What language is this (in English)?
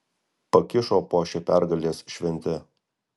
Lithuanian